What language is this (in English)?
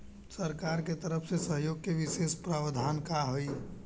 Bhojpuri